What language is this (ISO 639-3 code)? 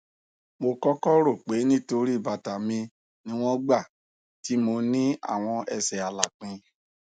yor